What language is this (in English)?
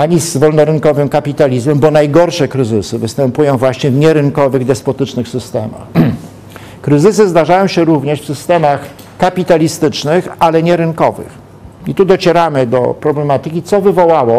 Polish